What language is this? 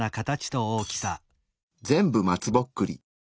Japanese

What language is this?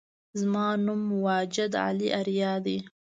Pashto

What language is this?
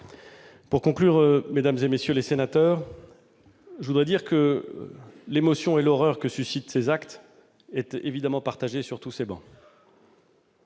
French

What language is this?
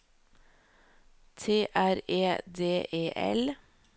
Norwegian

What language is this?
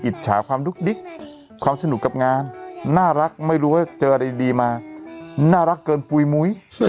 Thai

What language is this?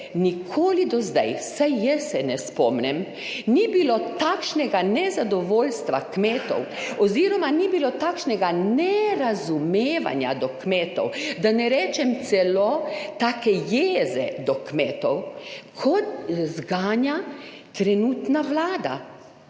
Slovenian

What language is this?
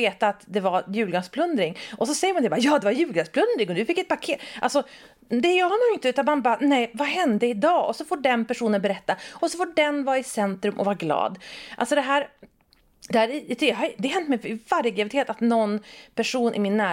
Swedish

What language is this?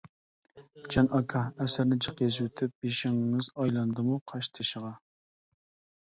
Uyghur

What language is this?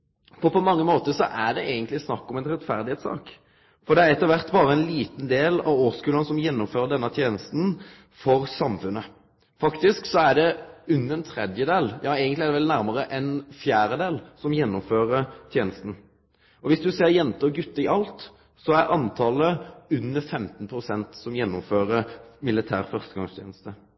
Norwegian Nynorsk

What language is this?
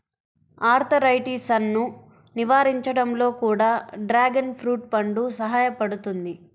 Telugu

